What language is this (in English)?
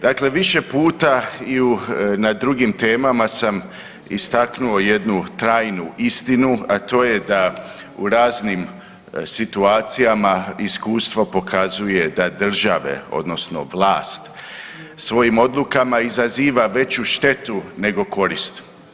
Croatian